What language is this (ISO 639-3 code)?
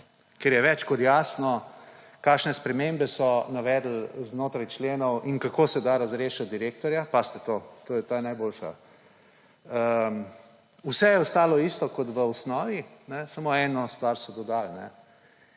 slv